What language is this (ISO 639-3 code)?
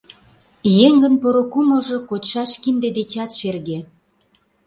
chm